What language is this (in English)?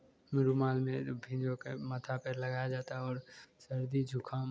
Hindi